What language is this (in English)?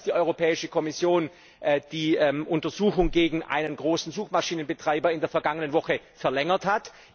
German